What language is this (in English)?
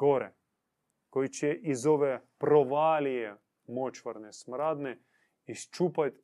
Croatian